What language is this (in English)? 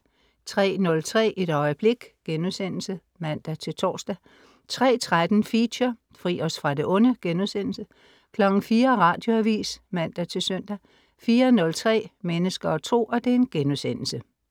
Danish